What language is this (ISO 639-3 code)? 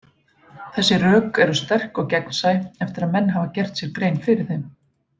isl